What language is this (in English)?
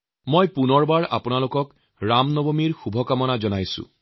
Assamese